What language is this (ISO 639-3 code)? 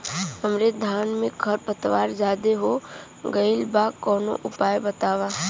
bho